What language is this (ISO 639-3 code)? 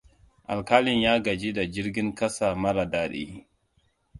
hau